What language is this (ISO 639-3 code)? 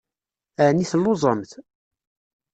kab